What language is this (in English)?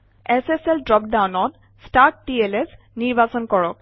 Assamese